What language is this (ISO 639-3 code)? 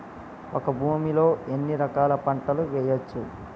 tel